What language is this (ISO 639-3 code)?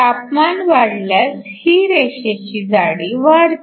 mar